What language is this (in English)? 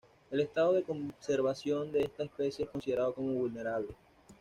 Spanish